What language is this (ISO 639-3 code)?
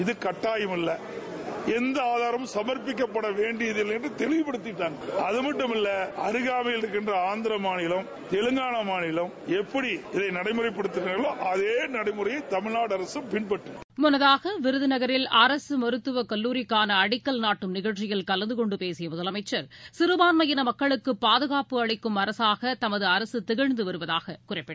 tam